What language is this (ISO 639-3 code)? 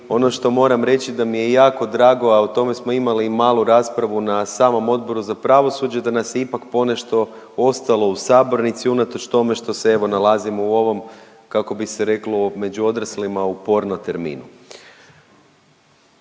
hrv